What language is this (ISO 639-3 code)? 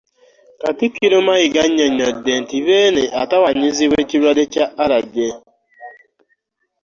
lug